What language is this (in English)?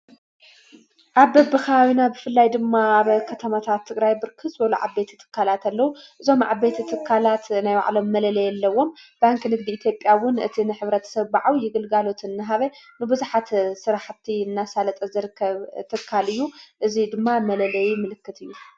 Tigrinya